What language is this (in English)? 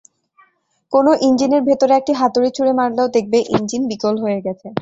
Bangla